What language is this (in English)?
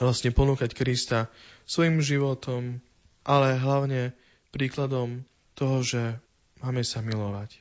Slovak